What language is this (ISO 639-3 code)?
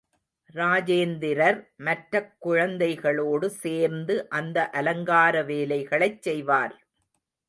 tam